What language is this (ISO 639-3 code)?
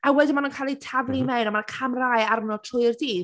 cym